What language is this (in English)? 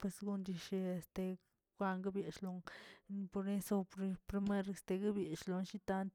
Tilquiapan Zapotec